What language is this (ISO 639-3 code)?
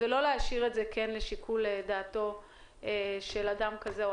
heb